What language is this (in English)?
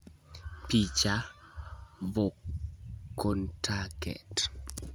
Luo (Kenya and Tanzania)